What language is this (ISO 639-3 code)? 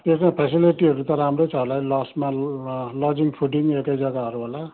nep